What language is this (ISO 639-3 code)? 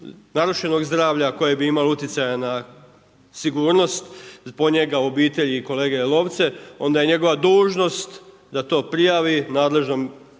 hrv